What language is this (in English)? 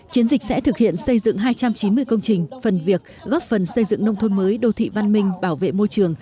Vietnamese